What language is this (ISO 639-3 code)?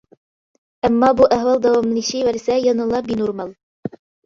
uig